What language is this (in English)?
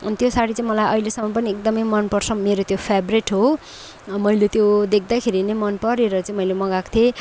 Nepali